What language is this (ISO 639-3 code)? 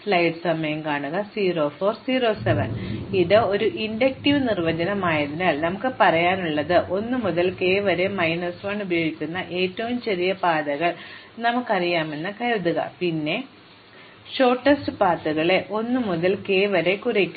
mal